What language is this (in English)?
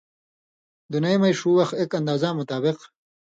Indus Kohistani